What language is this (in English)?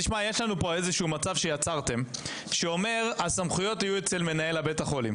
Hebrew